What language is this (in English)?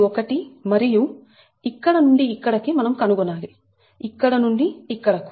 Telugu